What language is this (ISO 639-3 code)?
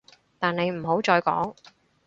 yue